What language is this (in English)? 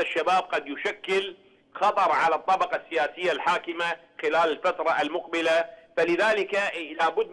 Arabic